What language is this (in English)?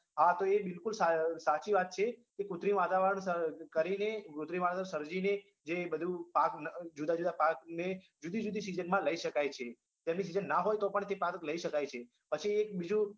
Gujarati